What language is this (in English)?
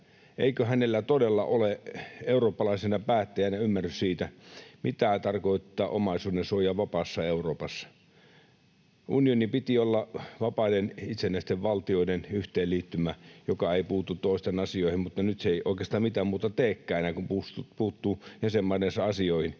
Finnish